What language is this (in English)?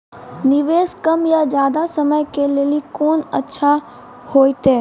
Maithili